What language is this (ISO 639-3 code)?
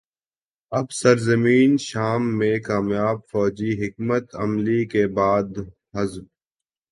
urd